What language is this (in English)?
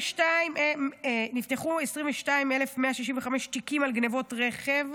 Hebrew